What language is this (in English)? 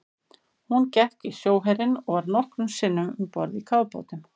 Icelandic